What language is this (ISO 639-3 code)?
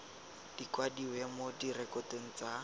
tsn